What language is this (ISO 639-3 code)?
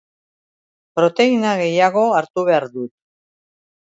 eus